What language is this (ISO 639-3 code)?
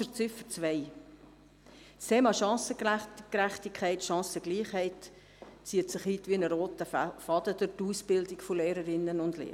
gsw